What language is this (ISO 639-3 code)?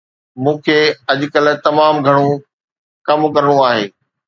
snd